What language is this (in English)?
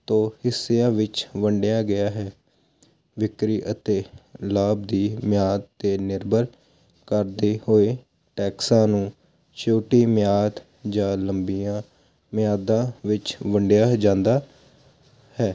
Punjabi